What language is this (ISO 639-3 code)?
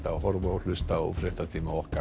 isl